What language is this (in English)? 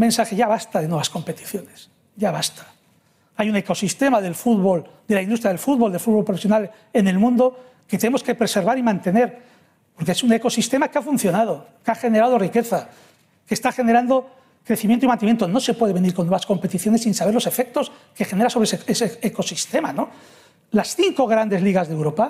Spanish